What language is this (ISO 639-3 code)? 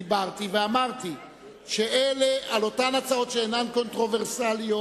heb